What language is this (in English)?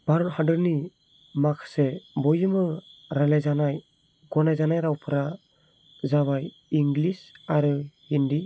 Bodo